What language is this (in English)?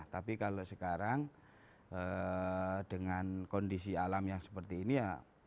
Indonesian